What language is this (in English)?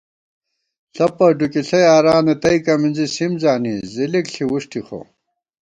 Gawar-Bati